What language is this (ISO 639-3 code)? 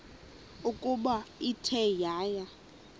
xho